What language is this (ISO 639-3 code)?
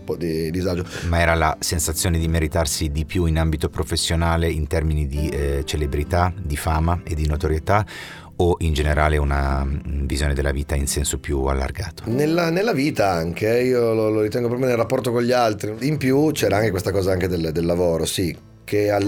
ita